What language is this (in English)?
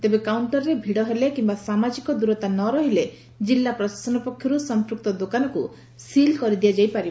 Odia